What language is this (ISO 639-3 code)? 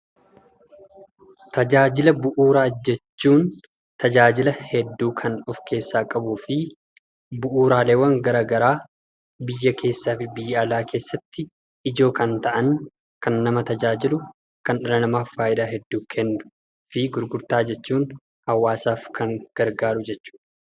orm